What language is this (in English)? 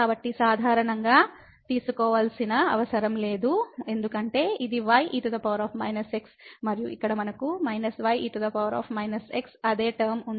Telugu